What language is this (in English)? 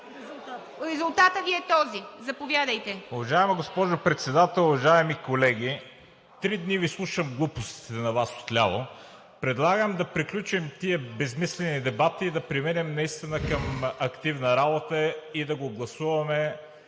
Bulgarian